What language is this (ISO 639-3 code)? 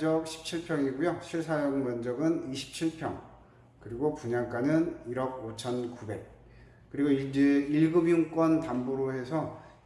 kor